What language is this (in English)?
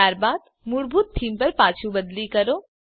Gujarati